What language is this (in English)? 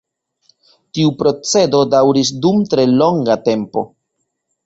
Esperanto